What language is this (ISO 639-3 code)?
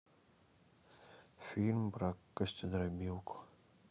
rus